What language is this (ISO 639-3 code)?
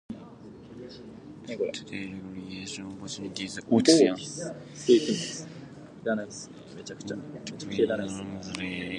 eng